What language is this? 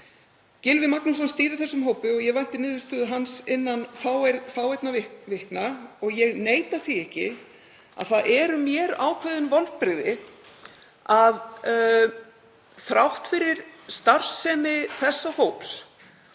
Icelandic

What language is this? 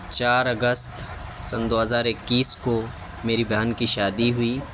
Urdu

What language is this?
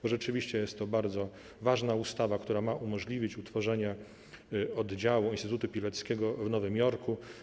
Polish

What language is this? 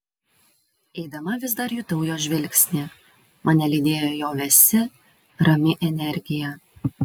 Lithuanian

